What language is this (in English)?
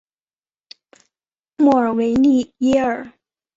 Chinese